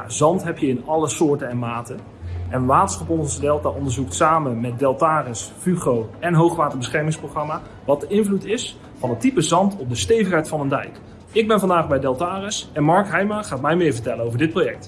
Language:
Dutch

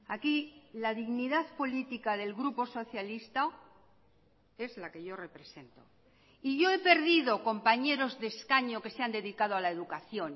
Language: Spanish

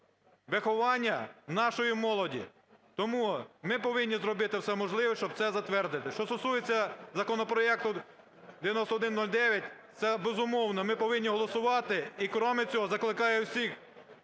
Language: Ukrainian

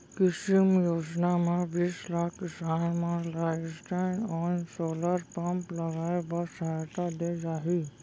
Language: Chhattisgarhi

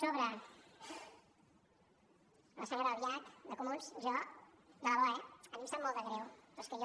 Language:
Catalan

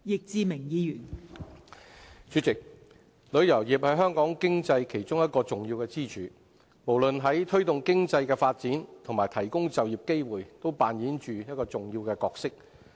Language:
Cantonese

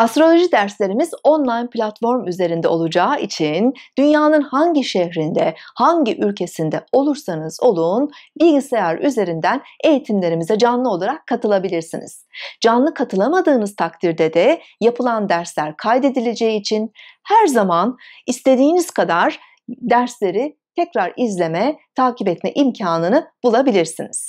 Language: Turkish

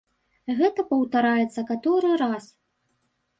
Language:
Belarusian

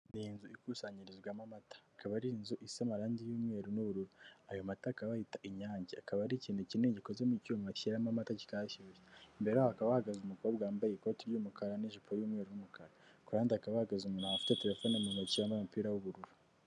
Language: Kinyarwanda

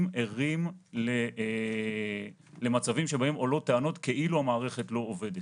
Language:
Hebrew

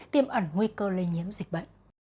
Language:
Vietnamese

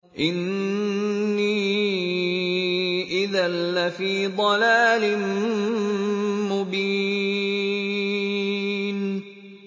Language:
Arabic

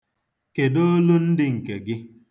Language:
Igbo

